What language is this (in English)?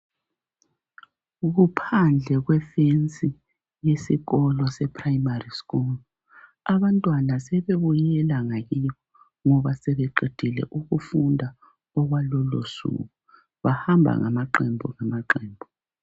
North Ndebele